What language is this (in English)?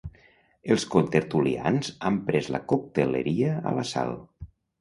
Catalan